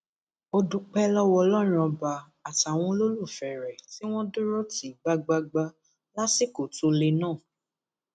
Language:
Yoruba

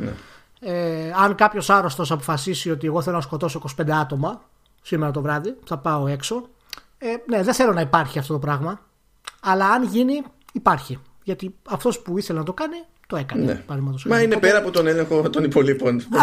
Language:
Greek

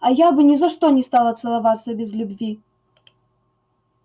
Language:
Russian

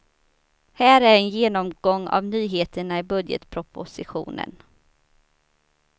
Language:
Swedish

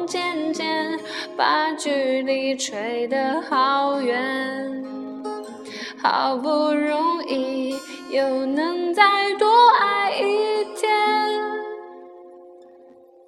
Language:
Chinese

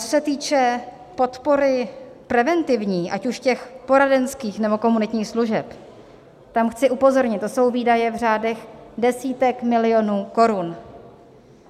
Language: Czech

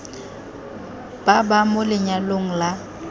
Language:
Tswana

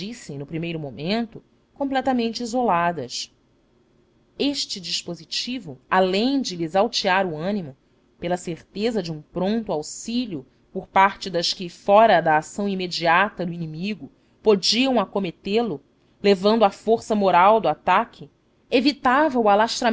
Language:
Portuguese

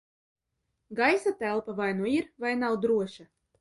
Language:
Latvian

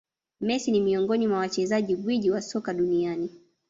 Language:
Swahili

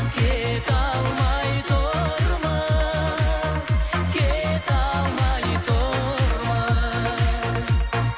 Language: Kazakh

